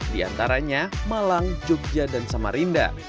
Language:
Indonesian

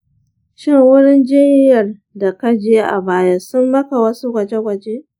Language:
Hausa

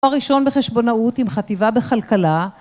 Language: Hebrew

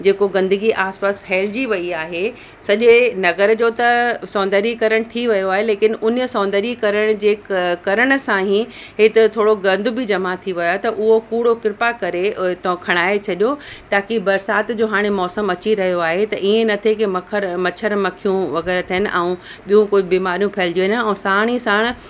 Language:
Sindhi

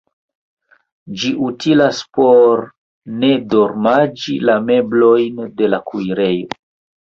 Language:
Esperanto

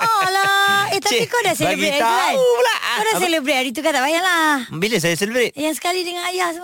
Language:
Malay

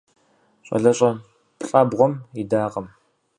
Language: Kabardian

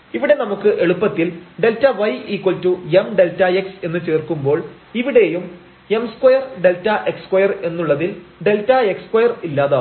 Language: Malayalam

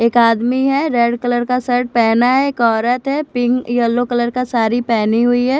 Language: Hindi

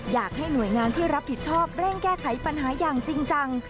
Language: Thai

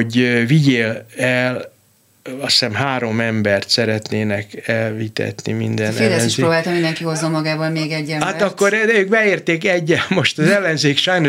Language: Hungarian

